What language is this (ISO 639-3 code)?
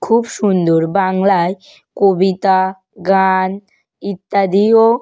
ben